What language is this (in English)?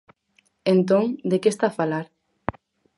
Galician